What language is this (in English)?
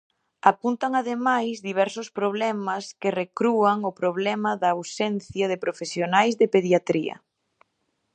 Galician